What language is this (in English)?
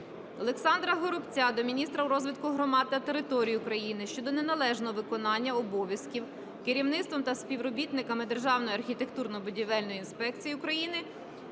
Ukrainian